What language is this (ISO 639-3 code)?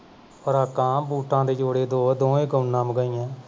pan